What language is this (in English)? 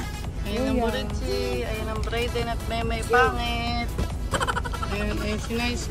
Filipino